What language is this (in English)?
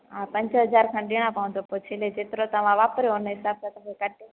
Sindhi